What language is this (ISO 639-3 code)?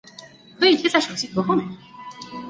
zho